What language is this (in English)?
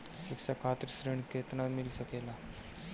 Bhojpuri